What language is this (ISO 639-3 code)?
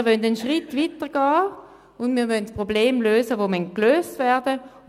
gsw